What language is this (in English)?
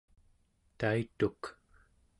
Central Yupik